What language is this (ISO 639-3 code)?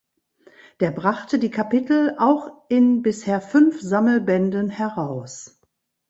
deu